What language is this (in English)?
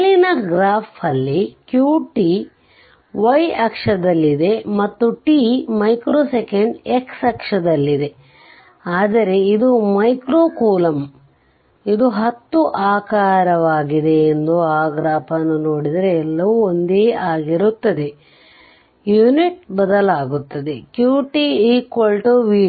Kannada